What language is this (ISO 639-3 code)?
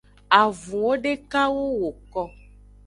ajg